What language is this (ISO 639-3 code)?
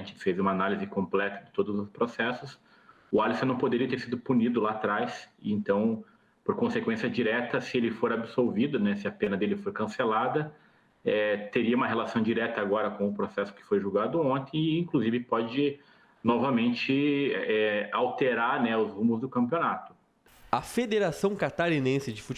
por